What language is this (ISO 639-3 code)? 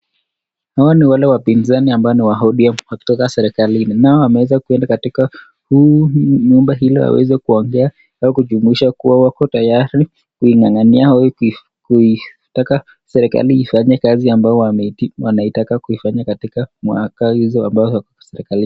swa